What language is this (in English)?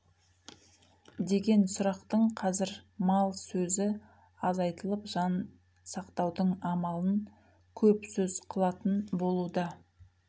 Kazakh